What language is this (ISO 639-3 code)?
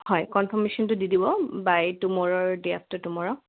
asm